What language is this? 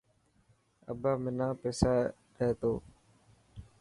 Dhatki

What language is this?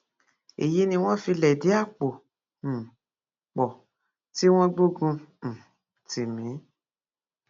Yoruba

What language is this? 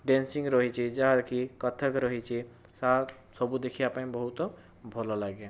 Odia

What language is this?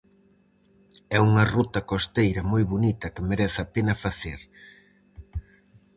Galician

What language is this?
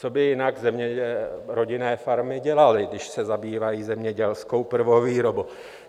Czech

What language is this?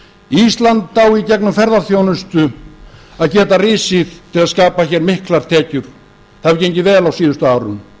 Icelandic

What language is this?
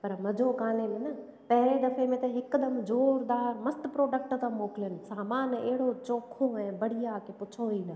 Sindhi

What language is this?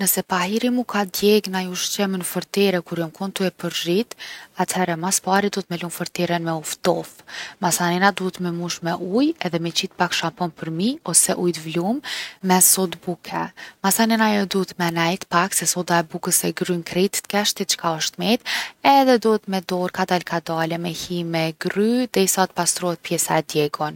Gheg Albanian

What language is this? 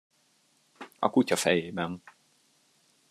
Hungarian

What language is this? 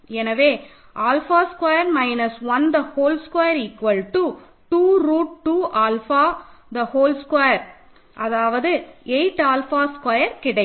Tamil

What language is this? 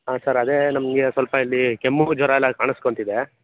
Kannada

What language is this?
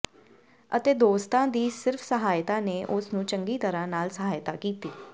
Punjabi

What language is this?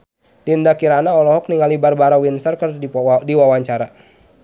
Sundanese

